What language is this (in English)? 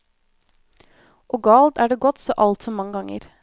Norwegian